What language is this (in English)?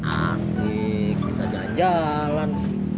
Indonesian